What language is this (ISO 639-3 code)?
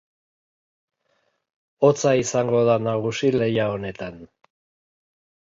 eus